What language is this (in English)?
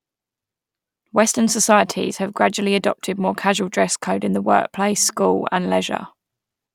English